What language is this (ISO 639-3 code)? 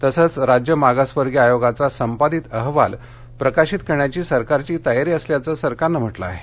mar